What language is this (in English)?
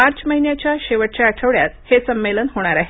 Marathi